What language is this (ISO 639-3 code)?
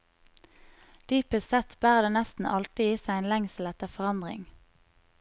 nor